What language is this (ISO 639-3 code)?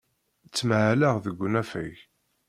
kab